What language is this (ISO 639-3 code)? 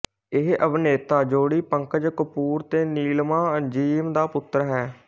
pan